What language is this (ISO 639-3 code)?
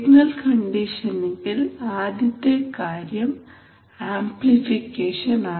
mal